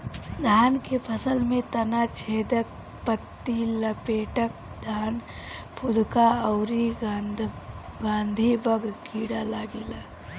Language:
Bhojpuri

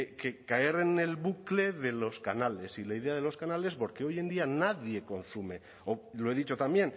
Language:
Spanish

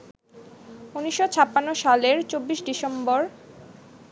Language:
Bangla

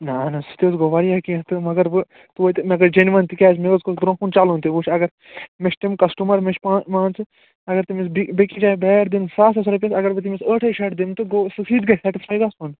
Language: Kashmiri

